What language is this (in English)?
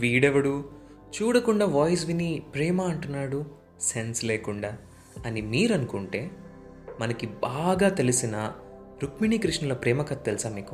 Telugu